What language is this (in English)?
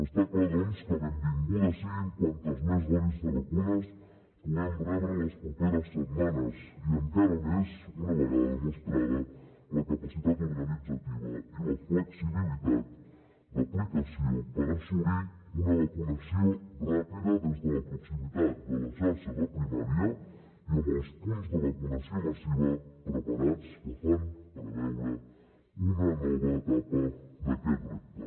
Catalan